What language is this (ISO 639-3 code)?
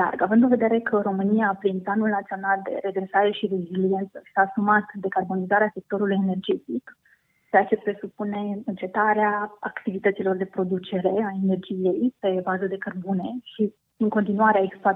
ron